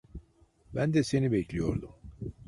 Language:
Turkish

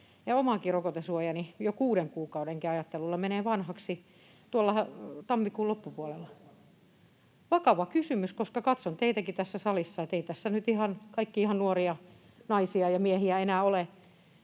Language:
Finnish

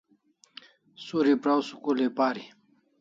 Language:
Kalasha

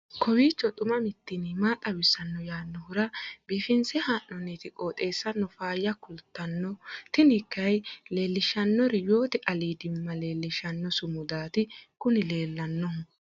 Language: Sidamo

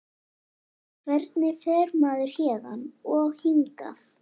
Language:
Icelandic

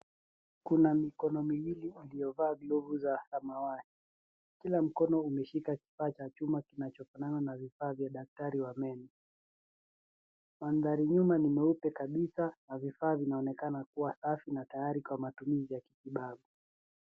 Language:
Swahili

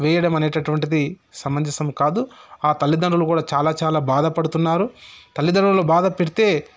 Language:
Telugu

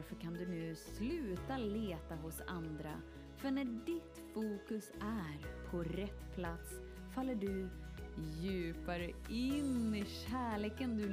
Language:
Swedish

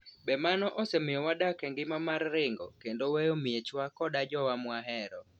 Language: Luo (Kenya and Tanzania)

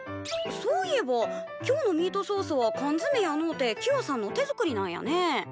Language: Japanese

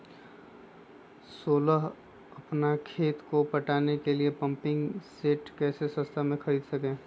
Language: Magahi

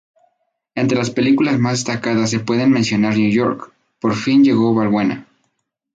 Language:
Spanish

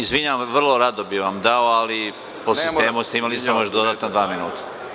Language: Serbian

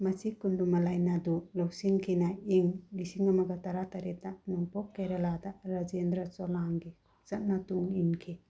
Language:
Manipuri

